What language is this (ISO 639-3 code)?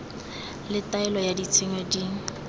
tsn